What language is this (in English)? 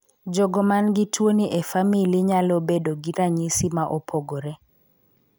Luo (Kenya and Tanzania)